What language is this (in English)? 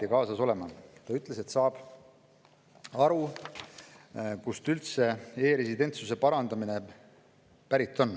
Estonian